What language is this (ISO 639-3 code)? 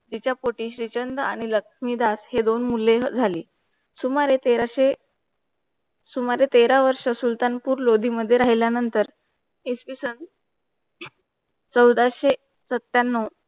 mar